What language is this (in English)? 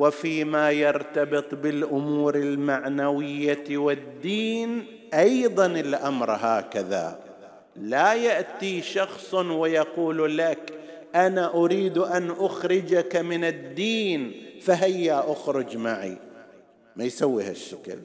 Arabic